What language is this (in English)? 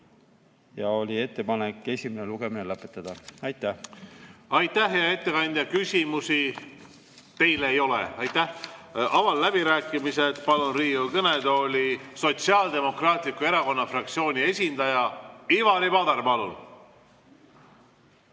Estonian